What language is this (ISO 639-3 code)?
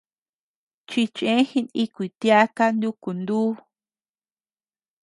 cux